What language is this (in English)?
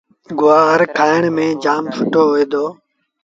Sindhi Bhil